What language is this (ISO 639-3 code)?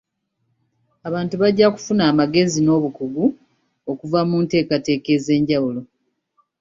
lug